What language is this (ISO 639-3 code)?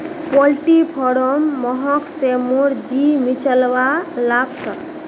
mag